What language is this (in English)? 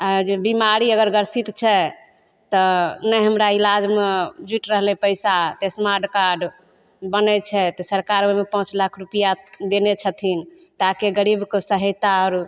Maithili